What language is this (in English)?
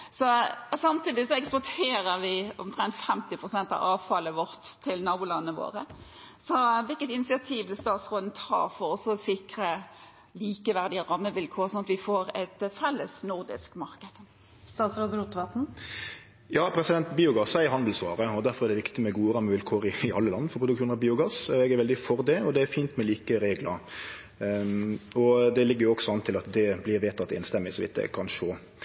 Norwegian